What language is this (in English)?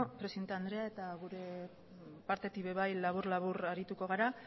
Basque